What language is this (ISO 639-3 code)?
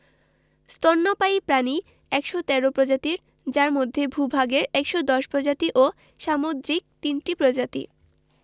ben